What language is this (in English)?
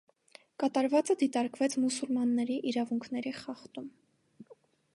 Armenian